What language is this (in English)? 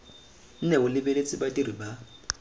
Tswana